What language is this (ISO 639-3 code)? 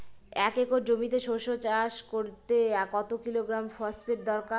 ben